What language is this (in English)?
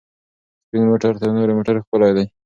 Pashto